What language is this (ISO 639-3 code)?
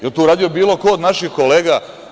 srp